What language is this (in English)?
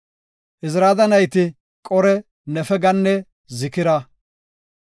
Gofa